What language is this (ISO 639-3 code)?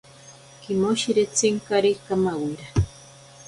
prq